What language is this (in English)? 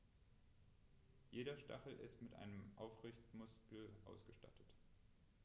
German